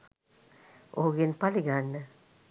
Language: Sinhala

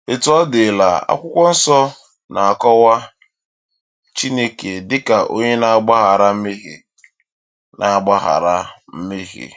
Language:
Igbo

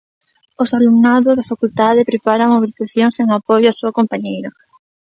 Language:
Galician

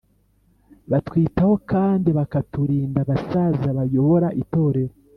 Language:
Kinyarwanda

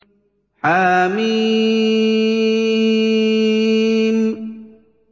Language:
Arabic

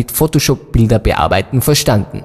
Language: German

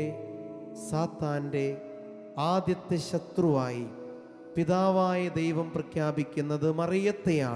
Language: Malayalam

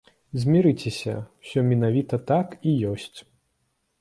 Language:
Belarusian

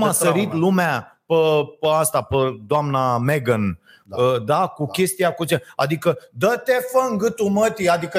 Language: Romanian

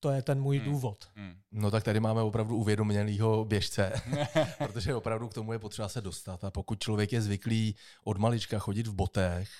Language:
Czech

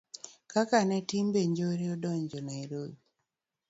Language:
Luo (Kenya and Tanzania)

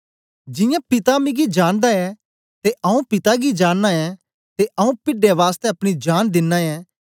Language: Dogri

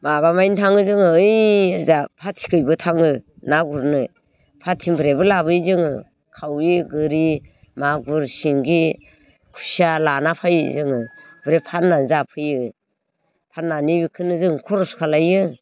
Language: Bodo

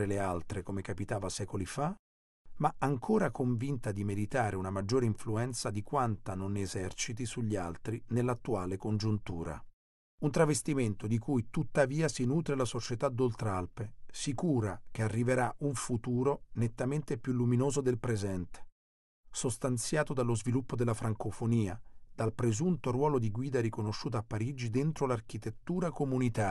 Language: Italian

